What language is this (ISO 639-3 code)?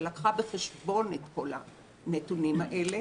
heb